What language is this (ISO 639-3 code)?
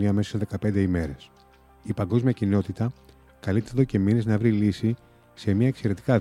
ell